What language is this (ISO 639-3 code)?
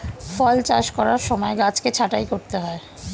ben